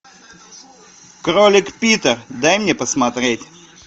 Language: Russian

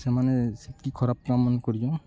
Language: Odia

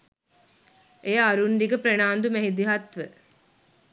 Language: Sinhala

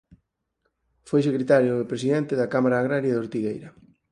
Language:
Galician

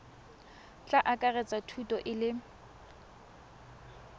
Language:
Tswana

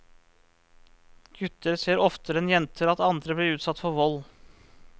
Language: Norwegian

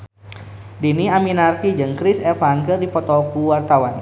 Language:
Sundanese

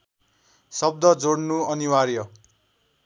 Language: Nepali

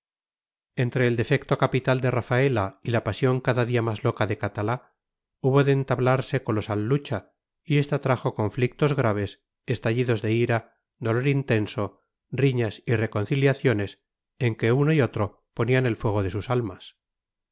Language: Spanish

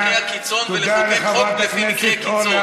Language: Hebrew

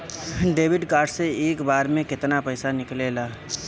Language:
Bhojpuri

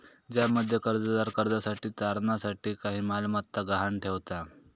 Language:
Marathi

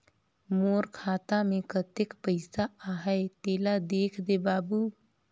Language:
Chhattisgarhi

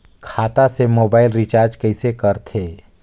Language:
Chhattisgarhi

